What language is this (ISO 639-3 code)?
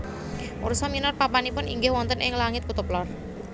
jav